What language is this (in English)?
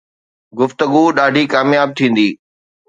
Sindhi